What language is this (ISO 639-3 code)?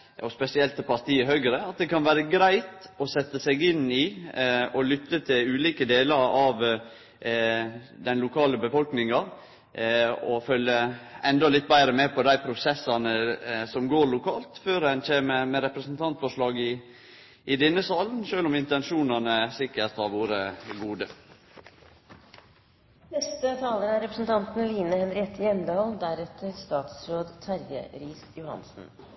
nno